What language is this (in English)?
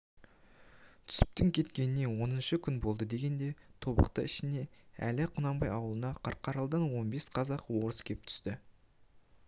Kazakh